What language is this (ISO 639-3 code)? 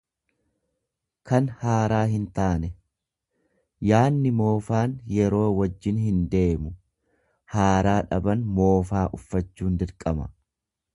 orm